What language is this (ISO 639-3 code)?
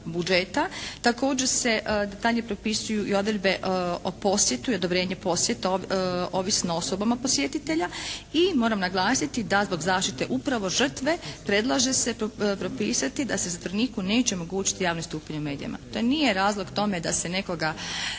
hrv